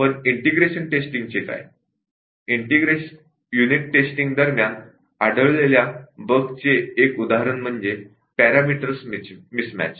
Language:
Marathi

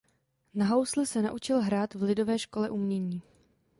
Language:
Czech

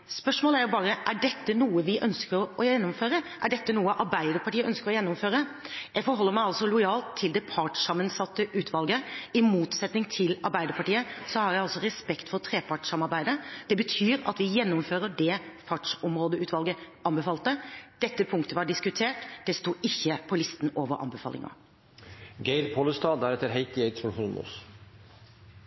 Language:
Norwegian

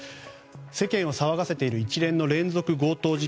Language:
Japanese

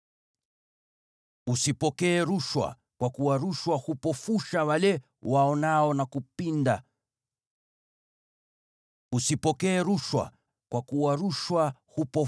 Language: Swahili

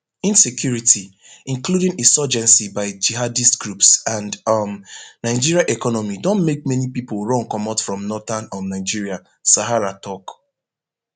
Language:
Nigerian Pidgin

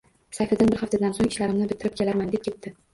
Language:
Uzbek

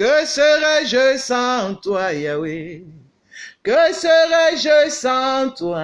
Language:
French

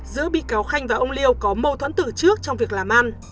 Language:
Vietnamese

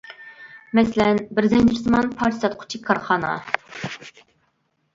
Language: Uyghur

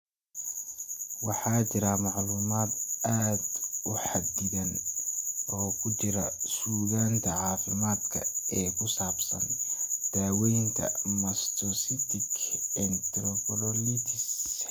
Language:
Somali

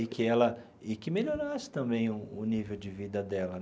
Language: Portuguese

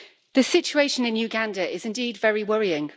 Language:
English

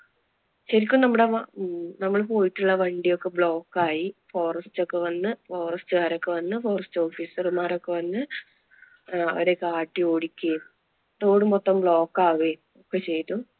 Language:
Malayalam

